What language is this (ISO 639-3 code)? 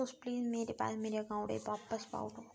doi